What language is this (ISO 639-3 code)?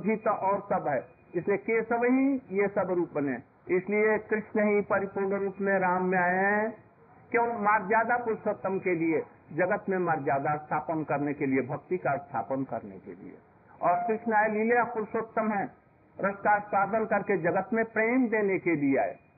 hin